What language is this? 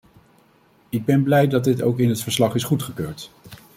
Dutch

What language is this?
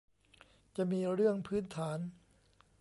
Thai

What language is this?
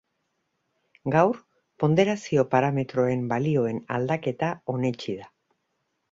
Basque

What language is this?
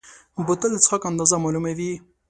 Pashto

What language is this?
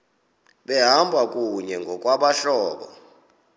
Xhosa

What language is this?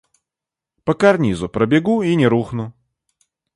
Russian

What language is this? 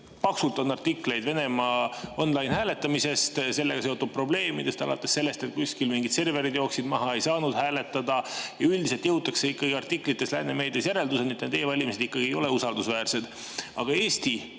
Estonian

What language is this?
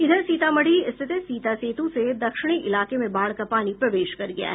Hindi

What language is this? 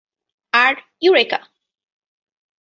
Bangla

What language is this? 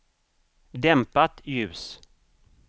Swedish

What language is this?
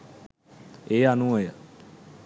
Sinhala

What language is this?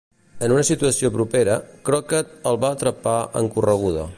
Catalan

